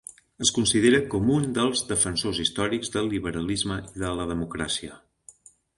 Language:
Catalan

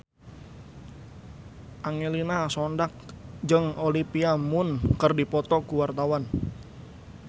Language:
Sundanese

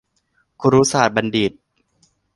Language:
Thai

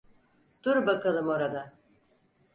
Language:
Turkish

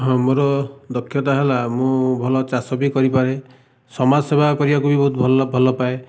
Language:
Odia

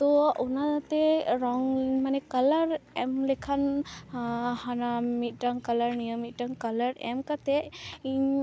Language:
Santali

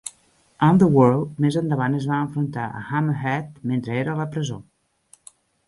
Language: Catalan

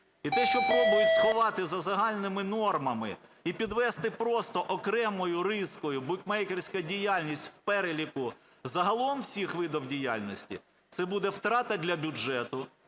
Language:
Ukrainian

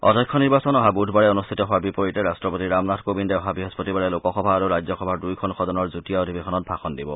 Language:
Assamese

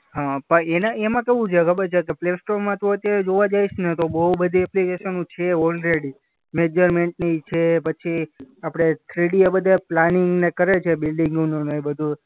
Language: Gujarati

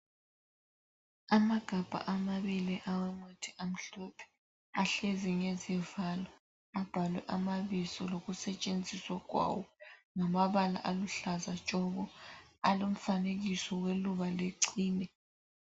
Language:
North Ndebele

